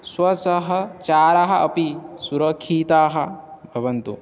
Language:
Sanskrit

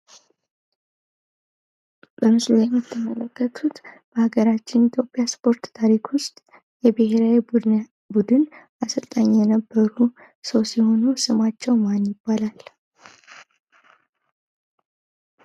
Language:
Amharic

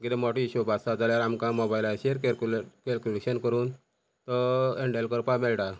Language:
Konkani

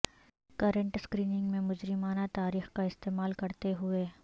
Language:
Urdu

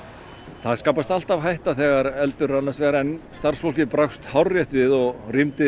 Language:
Icelandic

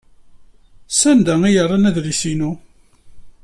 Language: Kabyle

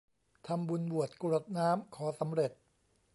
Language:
Thai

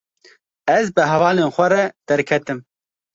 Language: Kurdish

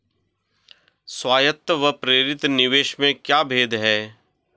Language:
Hindi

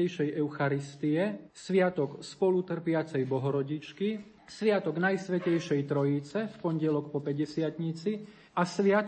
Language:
Slovak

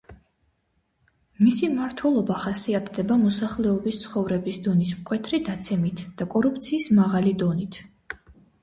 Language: Georgian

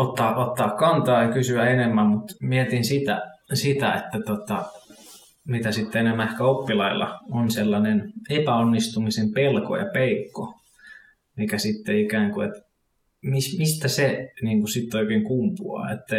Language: Finnish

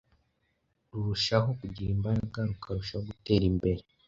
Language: Kinyarwanda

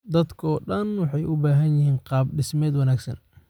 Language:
Somali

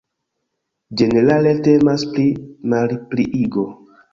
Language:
Esperanto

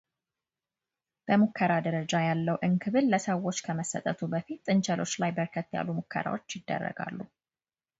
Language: Amharic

